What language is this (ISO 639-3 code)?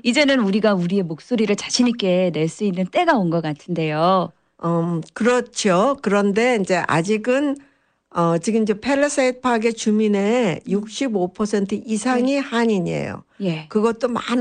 kor